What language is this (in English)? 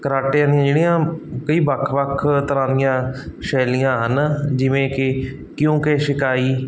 Punjabi